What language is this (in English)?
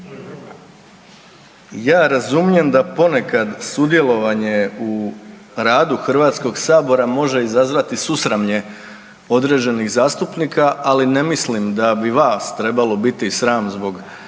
Croatian